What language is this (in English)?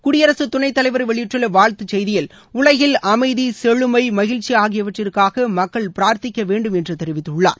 Tamil